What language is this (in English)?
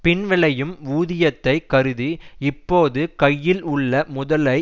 Tamil